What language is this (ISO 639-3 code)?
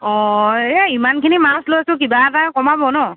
asm